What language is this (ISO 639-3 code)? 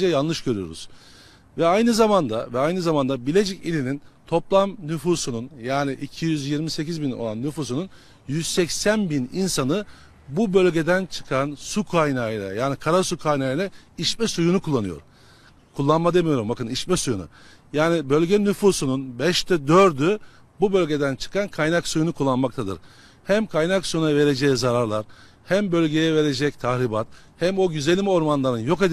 tur